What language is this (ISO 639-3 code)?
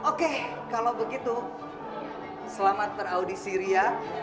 ind